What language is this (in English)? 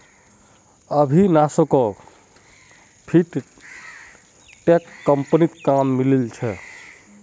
Magahi